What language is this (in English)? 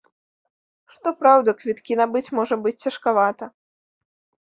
Belarusian